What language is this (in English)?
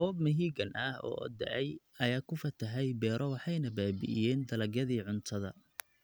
Somali